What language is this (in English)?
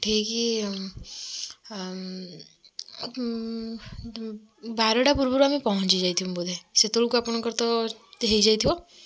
Odia